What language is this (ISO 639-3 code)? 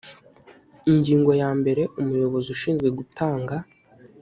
kin